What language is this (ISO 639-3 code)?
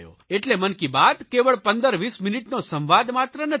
guj